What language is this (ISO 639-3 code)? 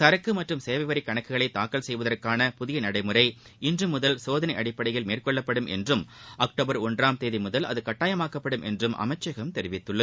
tam